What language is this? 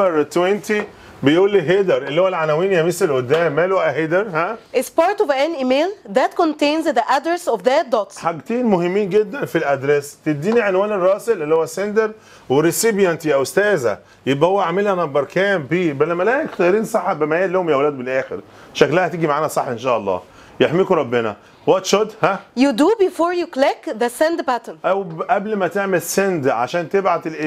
Arabic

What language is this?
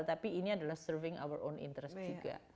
Indonesian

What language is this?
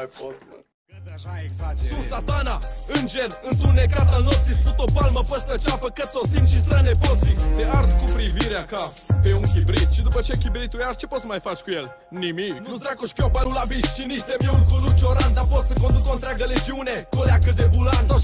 Romanian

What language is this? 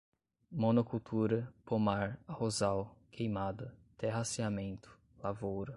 Portuguese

